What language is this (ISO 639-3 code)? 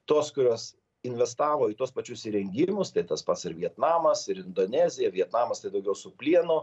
lit